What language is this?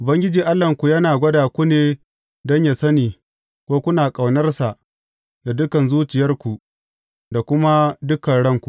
Hausa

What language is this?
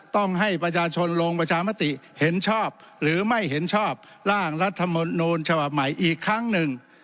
Thai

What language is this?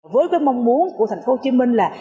Vietnamese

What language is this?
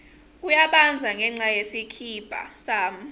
Swati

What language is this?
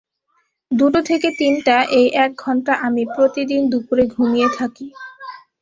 Bangla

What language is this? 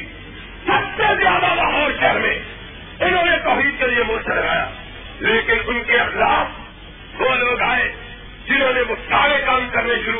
Urdu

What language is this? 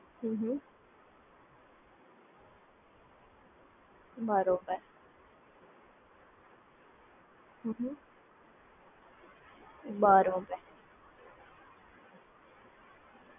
Gujarati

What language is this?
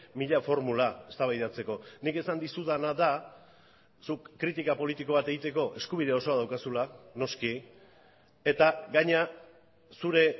Basque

